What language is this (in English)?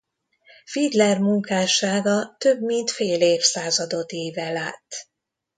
Hungarian